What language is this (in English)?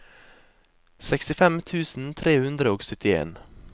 Norwegian